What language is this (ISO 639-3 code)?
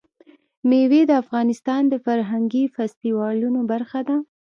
pus